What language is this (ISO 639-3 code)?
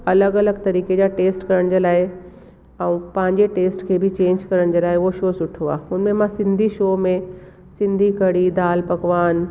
snd